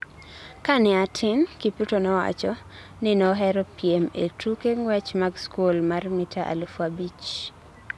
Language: Luo (Kenya and Tanzania)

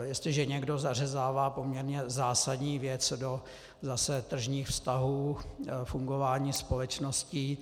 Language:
Czech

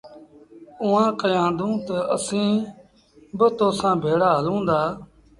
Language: Sindhi Bhil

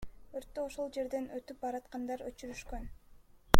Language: Kyrgyz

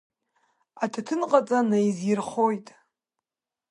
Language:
Abkhazian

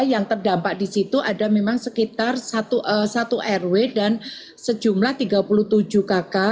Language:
Indonesian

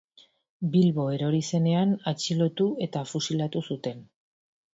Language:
Basque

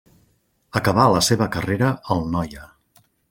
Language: Catalan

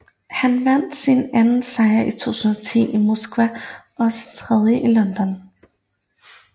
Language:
Danish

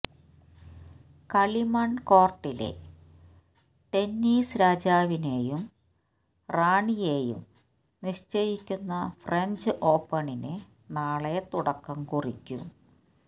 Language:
Malayalam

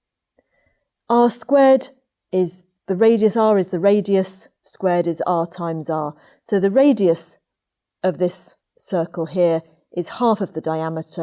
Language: English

